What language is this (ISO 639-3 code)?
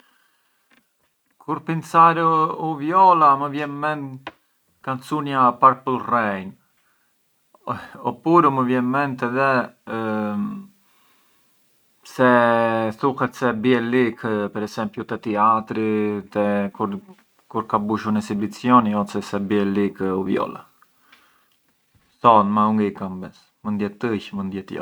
aae